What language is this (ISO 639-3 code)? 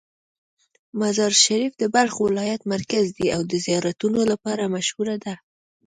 pus